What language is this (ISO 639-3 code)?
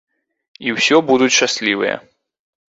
bel